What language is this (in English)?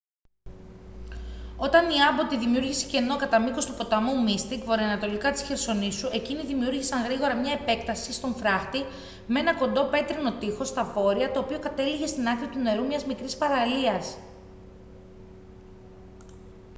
Greek